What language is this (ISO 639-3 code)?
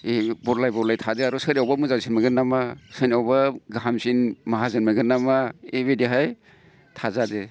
brx